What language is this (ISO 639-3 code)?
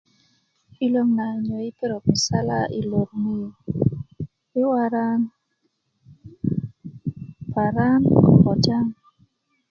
ukv